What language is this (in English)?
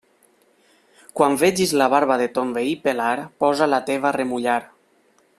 Catalan